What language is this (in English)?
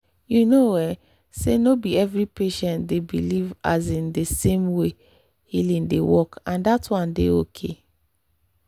Nigerian Pidgin